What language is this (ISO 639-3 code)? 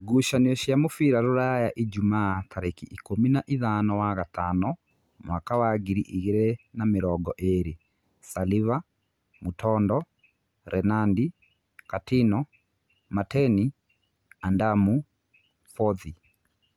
kik